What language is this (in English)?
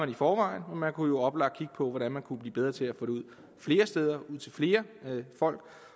Danish